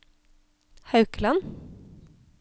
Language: Norwegian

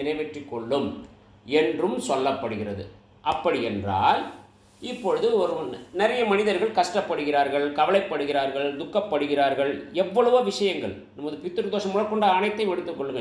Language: Tamil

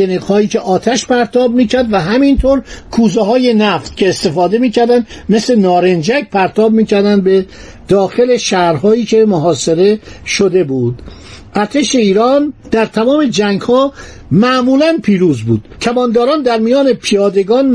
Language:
Persian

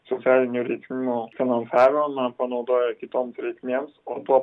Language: Lithuanian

